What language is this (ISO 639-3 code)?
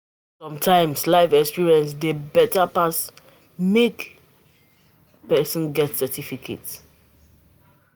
pcm